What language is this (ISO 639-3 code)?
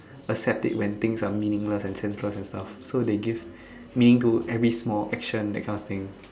eng